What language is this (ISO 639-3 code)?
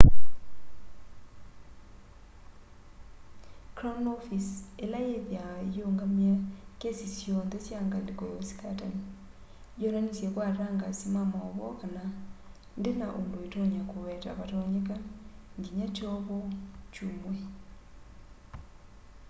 kam